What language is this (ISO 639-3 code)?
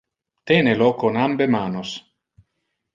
ina